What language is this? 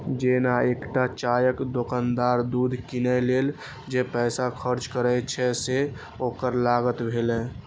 Maithili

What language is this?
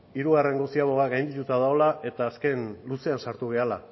Basque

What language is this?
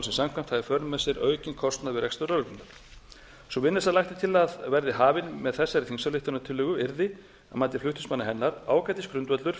Icelandic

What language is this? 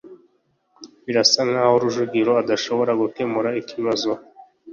Kinyarwanda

